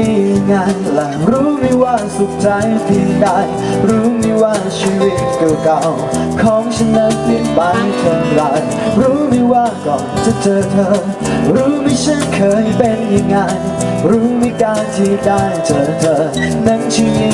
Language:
Thai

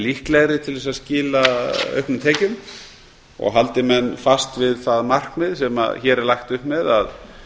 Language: Icelandic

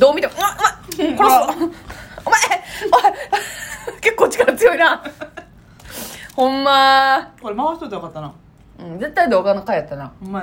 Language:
Japanese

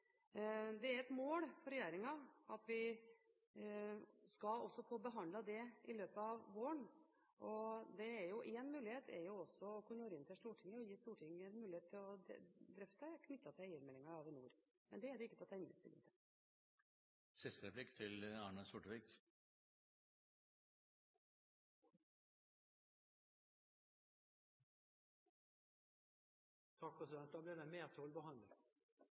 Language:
Norwegian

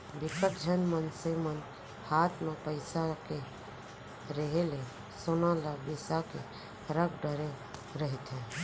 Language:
Chhattisgarhi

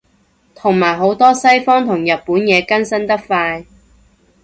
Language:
Cantonese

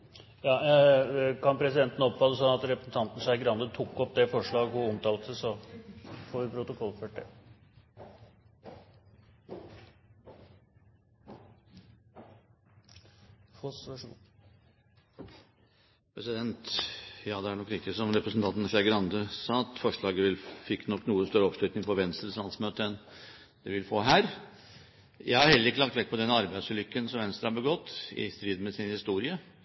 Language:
Norwegian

